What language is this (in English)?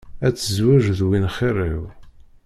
Kabyle